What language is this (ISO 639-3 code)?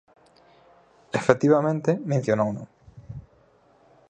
glg